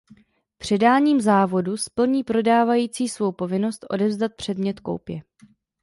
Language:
Czech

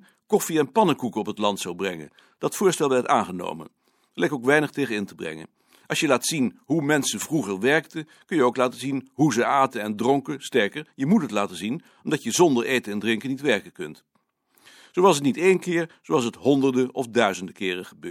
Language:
Dutch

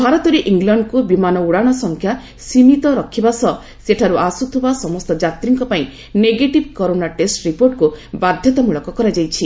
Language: Odia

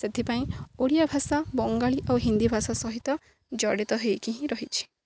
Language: Odia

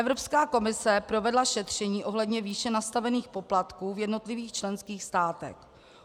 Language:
Czech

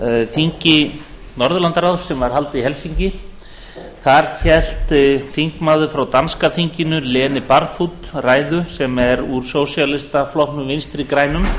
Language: Icelandic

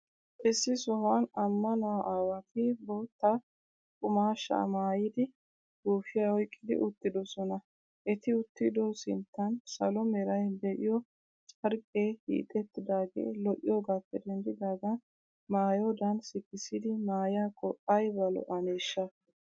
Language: Wolaytta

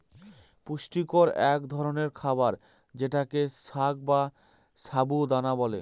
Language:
Bangla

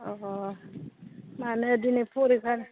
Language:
Bodo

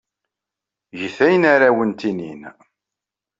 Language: Kabyle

